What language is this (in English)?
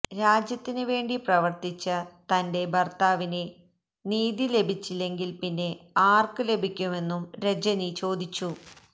Malayalam